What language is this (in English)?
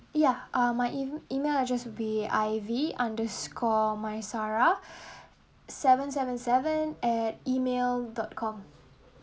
English